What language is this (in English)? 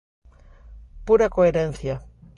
Galician